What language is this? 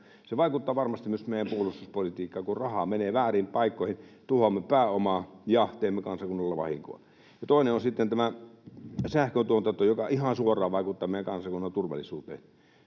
Finnish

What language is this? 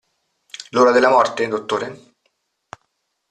Italian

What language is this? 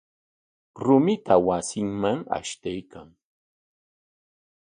Corongo Ancash Quechua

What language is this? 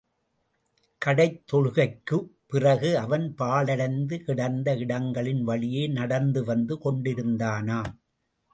Tamil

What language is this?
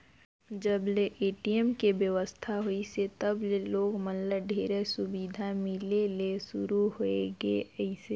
Chhattisgarhi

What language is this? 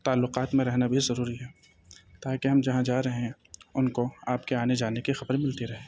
Urdu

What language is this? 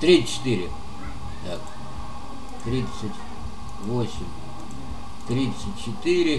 Russian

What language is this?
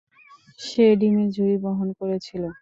Bangla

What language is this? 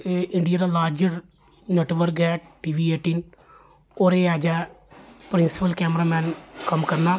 Dogri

